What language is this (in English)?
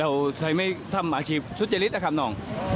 Thai